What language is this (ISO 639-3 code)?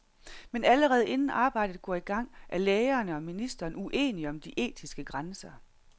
dan